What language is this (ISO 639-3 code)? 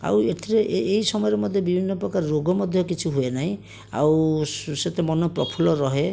ori